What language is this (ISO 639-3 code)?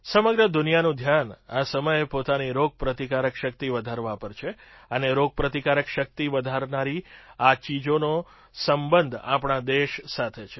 guj